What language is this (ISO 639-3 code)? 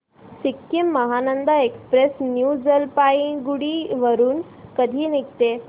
mar